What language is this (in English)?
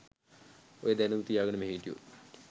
Sinhala